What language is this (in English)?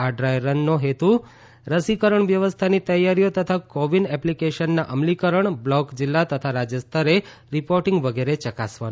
Gujarati